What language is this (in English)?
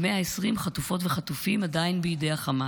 Hebrew